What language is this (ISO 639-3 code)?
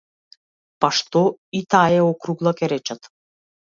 mkd